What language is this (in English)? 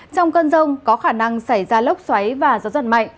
Vietnamese